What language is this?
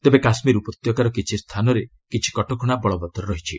Odia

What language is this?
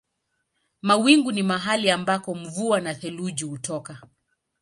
Swahili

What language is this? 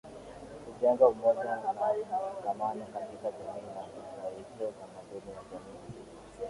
Swahili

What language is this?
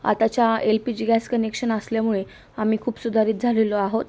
Marathi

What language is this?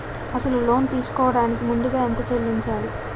Telugu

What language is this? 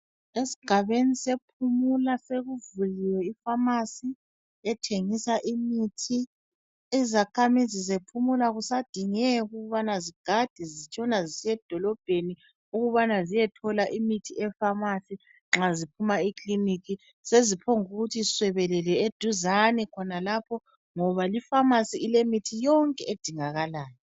North Ndebele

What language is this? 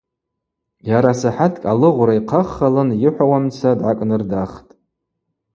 Abaza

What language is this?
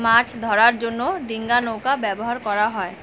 Bangla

